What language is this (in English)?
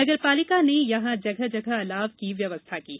Hindi